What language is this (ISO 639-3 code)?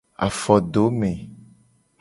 gej